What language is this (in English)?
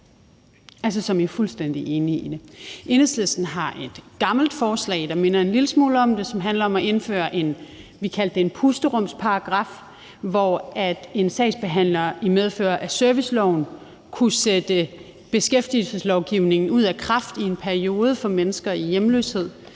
Danish